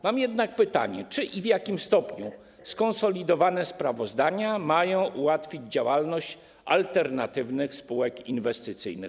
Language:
Polish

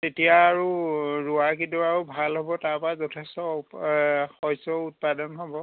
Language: Assamese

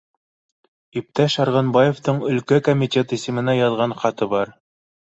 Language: Bashkir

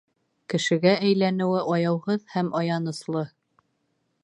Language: Bashkir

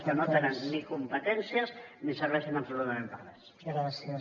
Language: Catalan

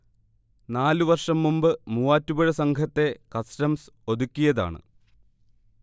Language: Malayalam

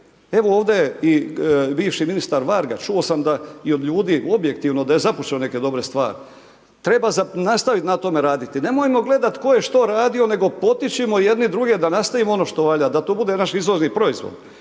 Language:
Croatian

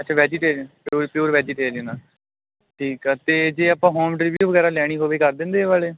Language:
Punjabi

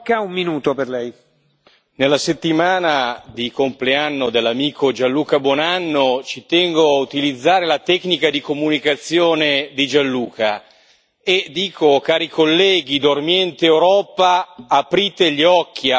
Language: Italian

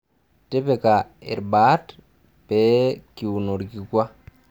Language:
Masai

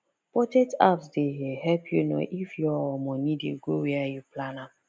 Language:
Nigerian Pidgin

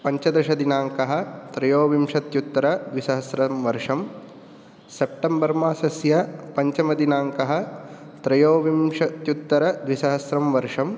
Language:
Sanskrit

